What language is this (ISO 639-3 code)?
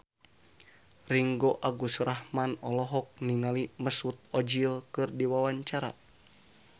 sun